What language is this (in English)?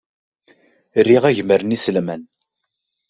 Kabyle